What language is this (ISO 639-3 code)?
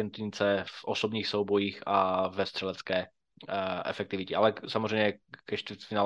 ces